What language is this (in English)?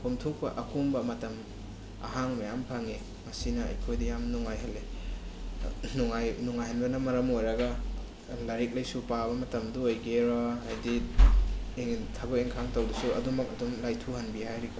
Manipuri